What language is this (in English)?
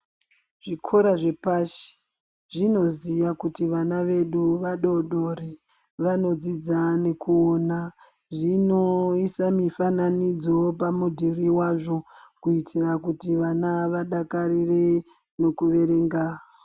Ndau